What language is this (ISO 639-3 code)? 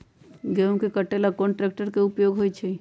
mag